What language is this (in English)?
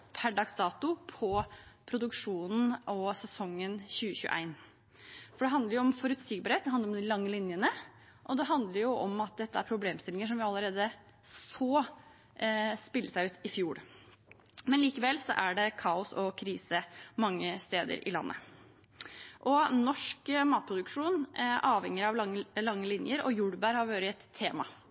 Norwegian Bokmål